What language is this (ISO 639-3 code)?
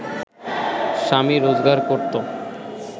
ben